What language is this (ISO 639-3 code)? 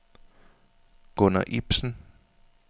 dan